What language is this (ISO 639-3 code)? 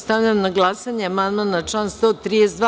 srp